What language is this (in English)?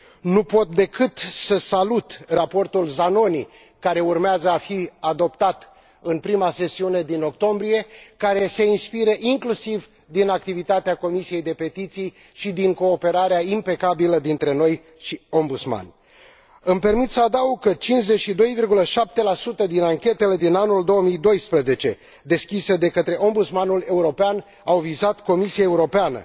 Romanian